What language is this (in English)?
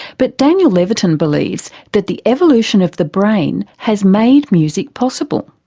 English